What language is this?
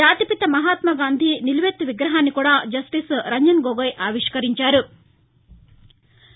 Telugu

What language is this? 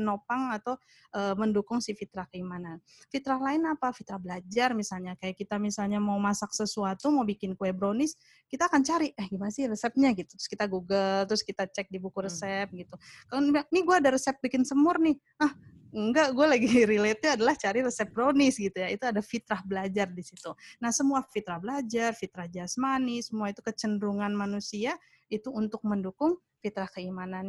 Indonesian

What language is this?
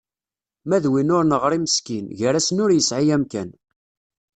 Kabyle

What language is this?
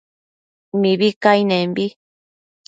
Matsés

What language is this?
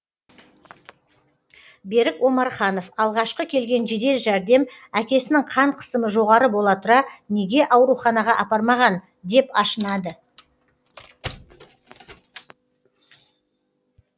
Kazakh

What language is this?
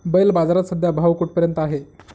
Marathi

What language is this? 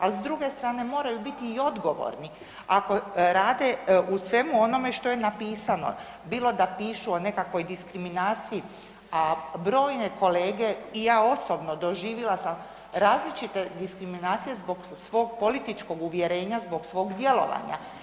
Croatian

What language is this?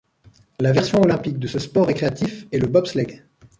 French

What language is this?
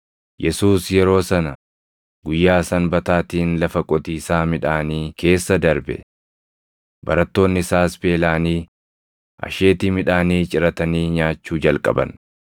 Oromo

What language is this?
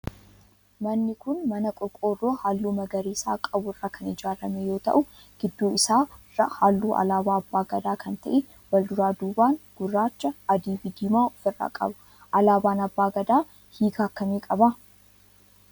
Oromo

